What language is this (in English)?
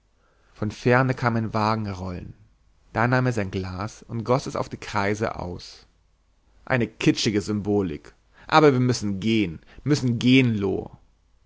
German